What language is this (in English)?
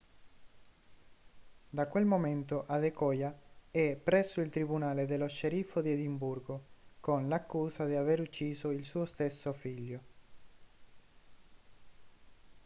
Italian